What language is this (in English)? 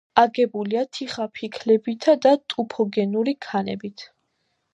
Georgian